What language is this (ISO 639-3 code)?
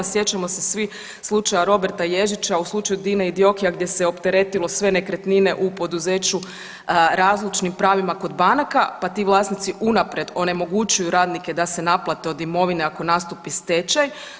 hrv